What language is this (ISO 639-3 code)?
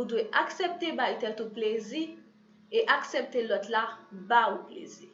fra